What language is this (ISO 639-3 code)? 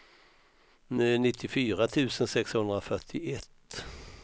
swe